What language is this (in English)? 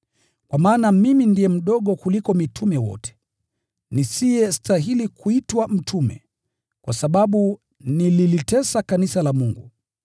Swahili